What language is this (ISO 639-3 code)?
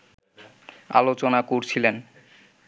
ben